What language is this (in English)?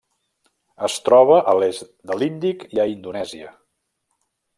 Catalan